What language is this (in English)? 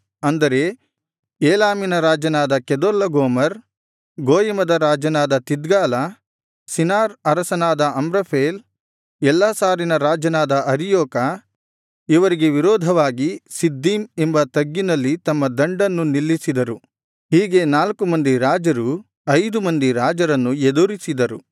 Kannada